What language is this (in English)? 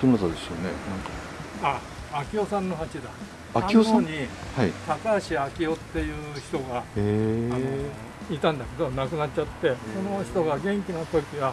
Japanese